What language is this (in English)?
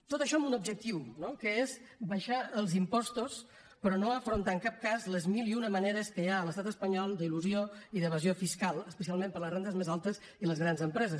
Catalan